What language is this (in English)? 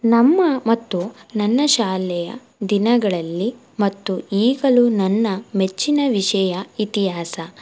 Kannada